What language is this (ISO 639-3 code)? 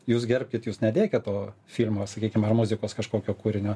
lit